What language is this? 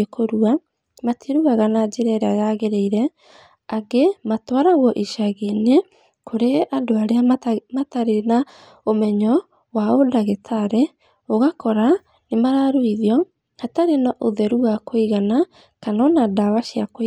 Kikuyu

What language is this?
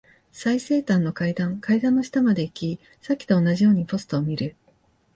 Japanese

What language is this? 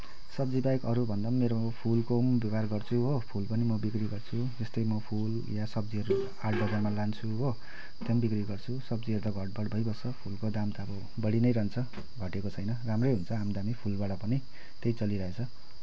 Nepali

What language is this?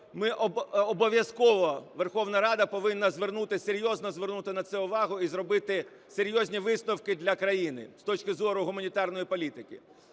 Ukrainian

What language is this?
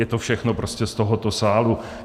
Czech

